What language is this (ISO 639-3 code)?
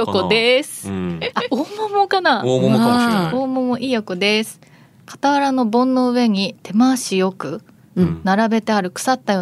jpn